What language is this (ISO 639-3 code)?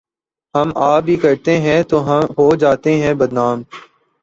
urd